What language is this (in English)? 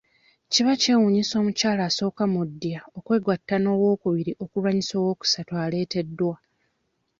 Ganda